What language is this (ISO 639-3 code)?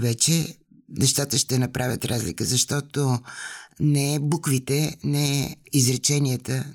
bul